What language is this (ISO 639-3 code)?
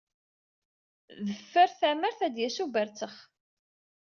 kab